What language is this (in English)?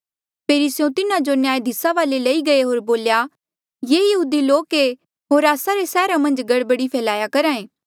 Mandeali